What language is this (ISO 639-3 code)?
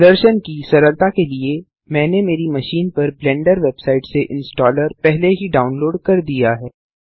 hin